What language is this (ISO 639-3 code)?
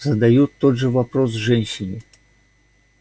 rus